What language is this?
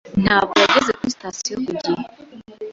Kinyarwanda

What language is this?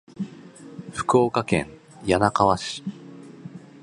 Japanese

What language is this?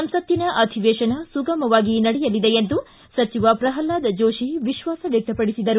Kannada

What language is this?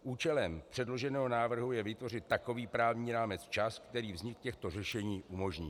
Czech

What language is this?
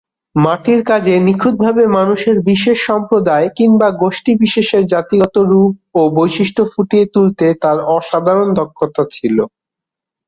Bangla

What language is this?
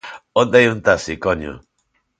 Galician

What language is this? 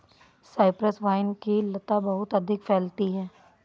Hindi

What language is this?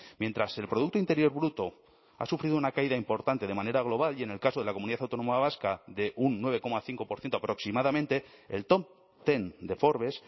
Spanish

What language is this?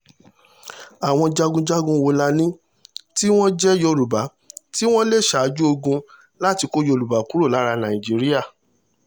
Yoruba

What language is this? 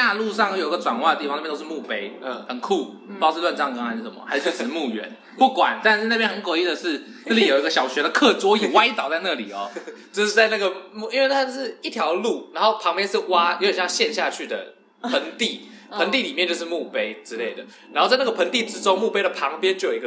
Chinese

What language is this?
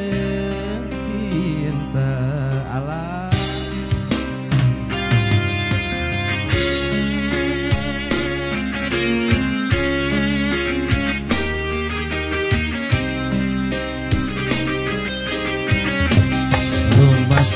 Indonesian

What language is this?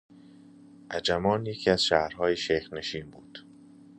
Persian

